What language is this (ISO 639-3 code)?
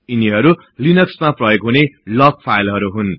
nep